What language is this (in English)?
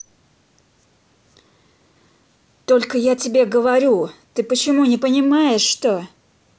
Russian